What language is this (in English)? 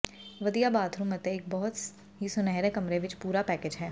Punjabi